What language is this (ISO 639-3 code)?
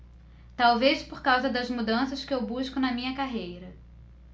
por